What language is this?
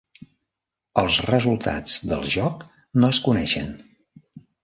Catalan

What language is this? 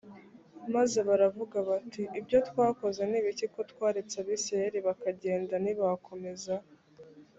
Kinyarwanda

